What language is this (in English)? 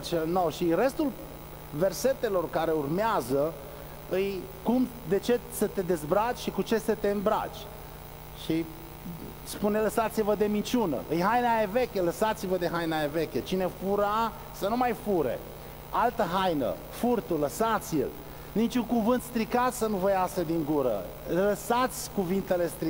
Romanian